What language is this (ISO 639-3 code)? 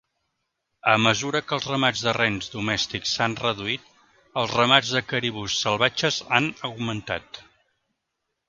cat